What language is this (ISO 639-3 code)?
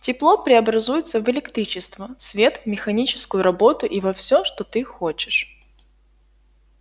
rus